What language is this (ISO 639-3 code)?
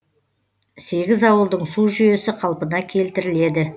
kaz